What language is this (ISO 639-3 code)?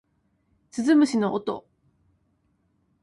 jpn